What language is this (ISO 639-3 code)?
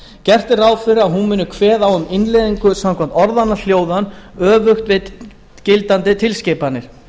isl